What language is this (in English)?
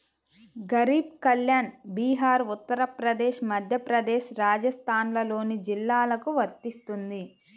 Telugu